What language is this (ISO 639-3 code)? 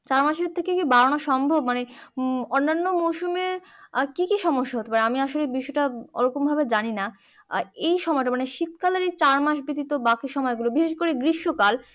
ben